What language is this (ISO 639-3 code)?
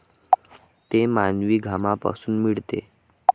mar